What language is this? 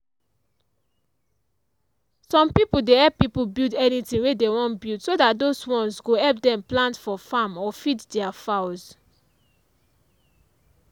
Nigerian Pidgin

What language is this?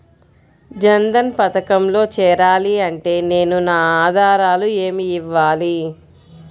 Telugu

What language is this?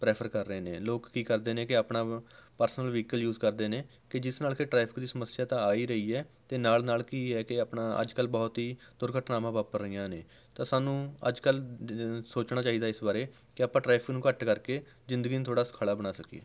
Punjabi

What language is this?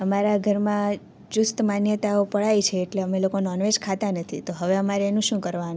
Gujarati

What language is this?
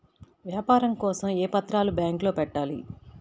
Telugu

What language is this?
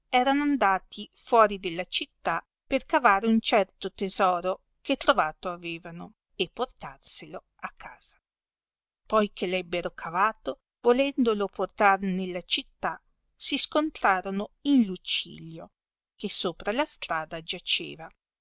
Italian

